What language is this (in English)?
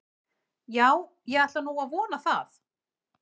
Icelandic